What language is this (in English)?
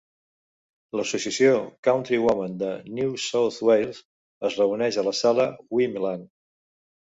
Catalan